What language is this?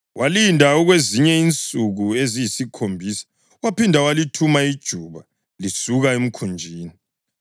North Ndebele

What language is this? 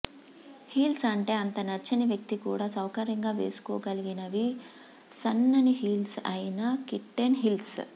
Telugu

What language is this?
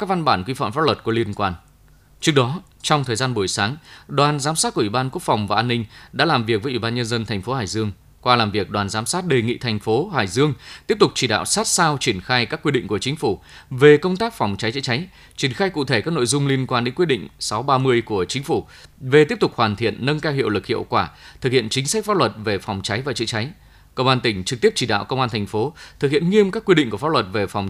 Vietnamese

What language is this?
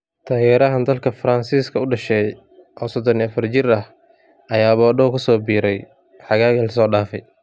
Somali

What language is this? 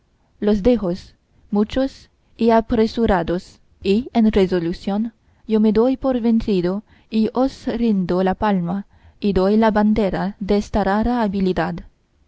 Spanish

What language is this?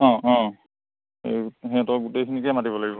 Assamese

